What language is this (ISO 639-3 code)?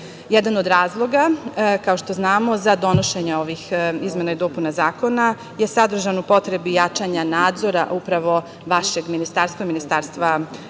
srp